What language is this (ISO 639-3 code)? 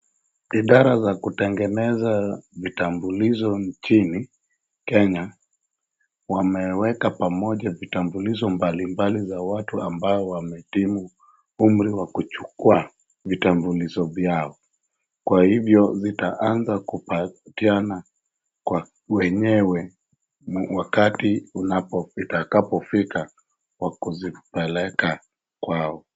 swa